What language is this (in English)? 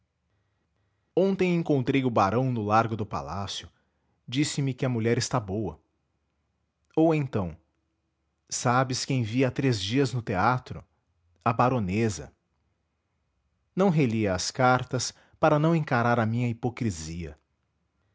Portuguese